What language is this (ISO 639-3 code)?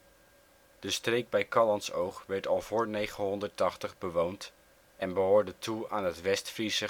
nld